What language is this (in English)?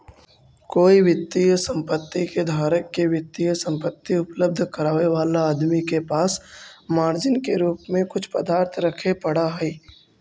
Magahi